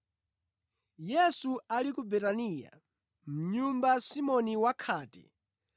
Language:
Nyanja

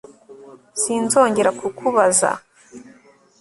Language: Kinyarwanda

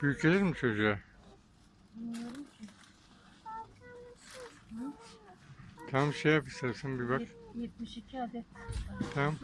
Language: Turkish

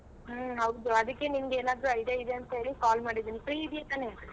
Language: Kannada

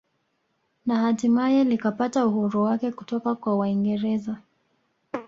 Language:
Swahili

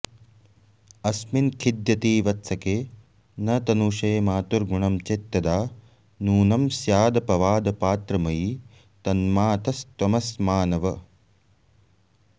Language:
Sanskrit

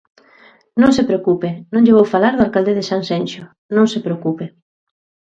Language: Galician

